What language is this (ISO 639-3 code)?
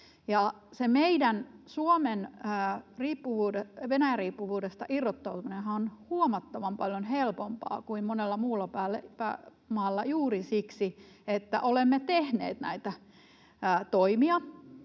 fin